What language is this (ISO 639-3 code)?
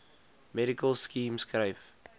afr